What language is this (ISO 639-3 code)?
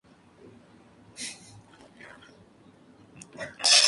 spa